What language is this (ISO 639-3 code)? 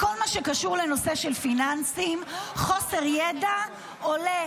heb